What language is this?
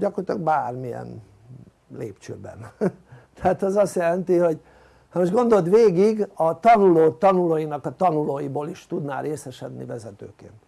Hungarian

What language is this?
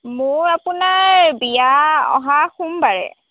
Assamese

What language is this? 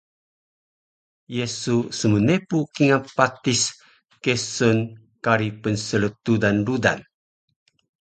Taroko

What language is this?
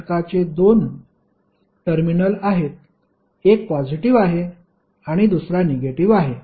Marathi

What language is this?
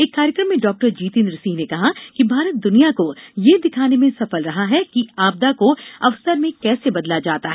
Hindi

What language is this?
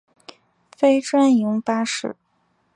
Chinese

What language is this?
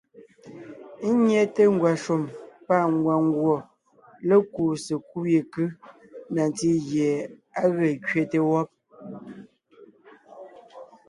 Ngiemboon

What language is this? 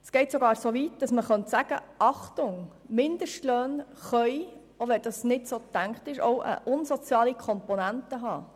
Swiss German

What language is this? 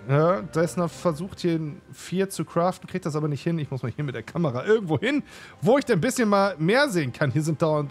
German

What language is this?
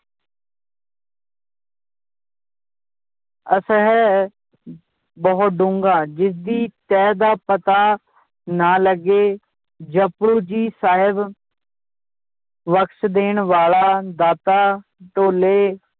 Punjabi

